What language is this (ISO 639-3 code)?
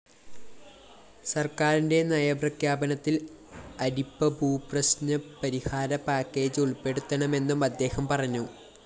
mal